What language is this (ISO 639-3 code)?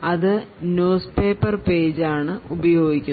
mal